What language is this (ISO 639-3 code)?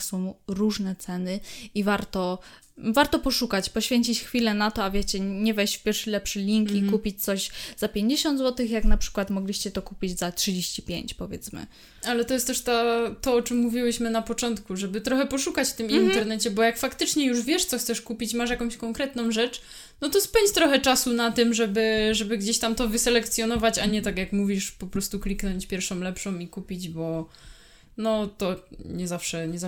pol